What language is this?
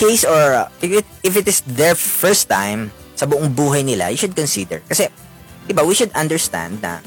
Filipino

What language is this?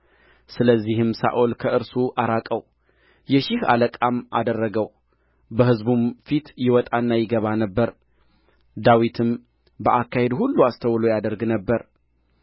Amharic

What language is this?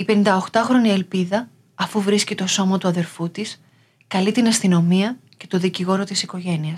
Greek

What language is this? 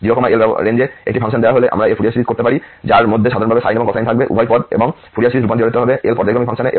Bangla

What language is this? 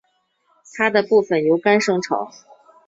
Chinese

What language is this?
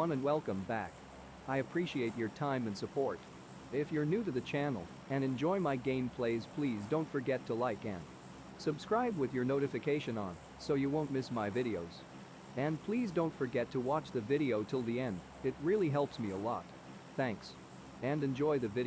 English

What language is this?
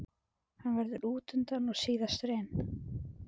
Icelandic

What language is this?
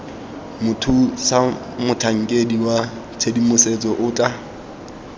Tswana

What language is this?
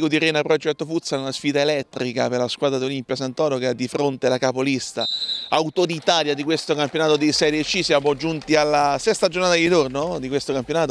Italian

